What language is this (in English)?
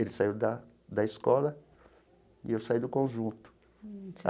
Portuguese